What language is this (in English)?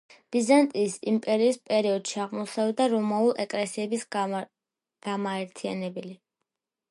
Georgian